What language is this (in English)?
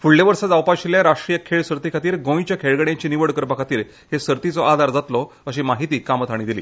Konkani